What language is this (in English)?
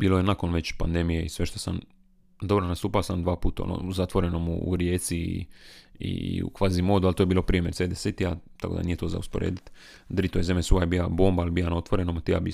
Croatian